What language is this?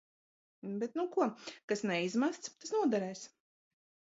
Latvian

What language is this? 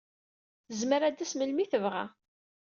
Kabyle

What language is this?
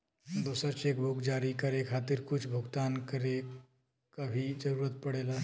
Bhojpuri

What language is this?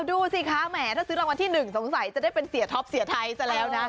Thai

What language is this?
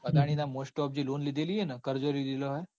Gujarati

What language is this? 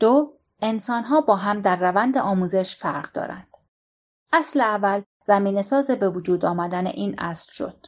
Persian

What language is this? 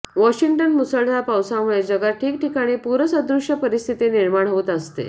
Marathi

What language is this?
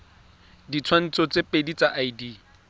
Tswana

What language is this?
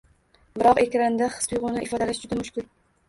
Uzbek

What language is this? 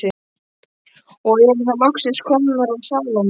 Icelandic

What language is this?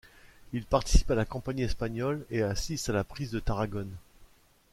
French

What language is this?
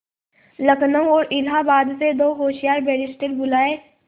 Hindi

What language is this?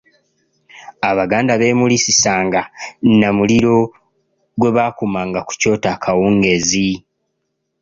Ganda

